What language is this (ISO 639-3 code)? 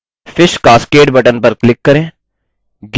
hin